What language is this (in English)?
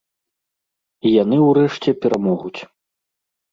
Belarusian